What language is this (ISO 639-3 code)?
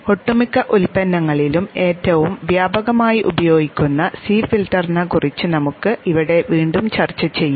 mal